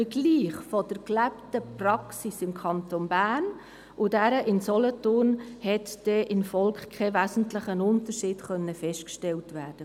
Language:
Swiss German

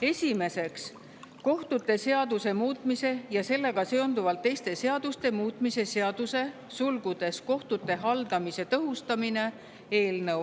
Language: Estonian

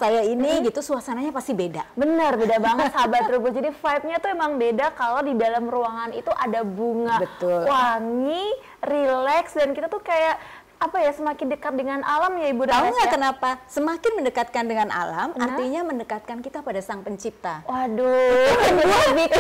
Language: Indonesian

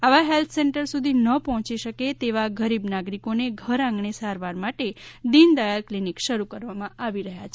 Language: Gujarati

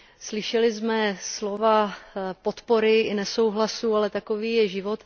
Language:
Czech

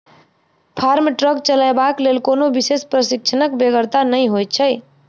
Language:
Maithili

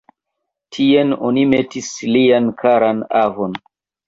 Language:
Esperanto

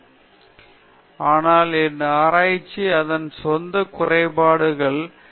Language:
Tamil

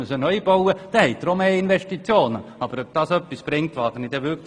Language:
Swiss German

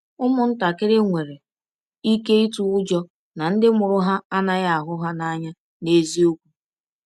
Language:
Igbo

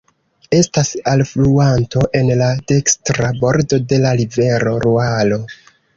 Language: Esperanto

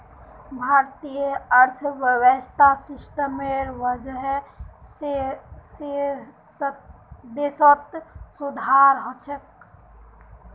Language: Magahi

